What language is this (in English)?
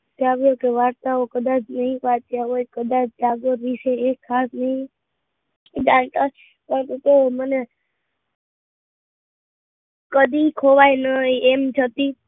Gujarati